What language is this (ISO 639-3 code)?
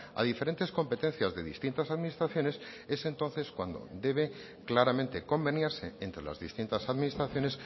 spa